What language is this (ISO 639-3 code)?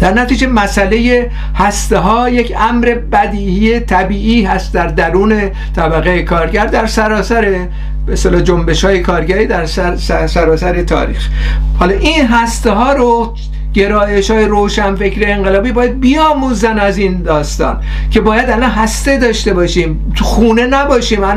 fas